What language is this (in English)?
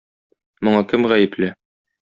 Tatar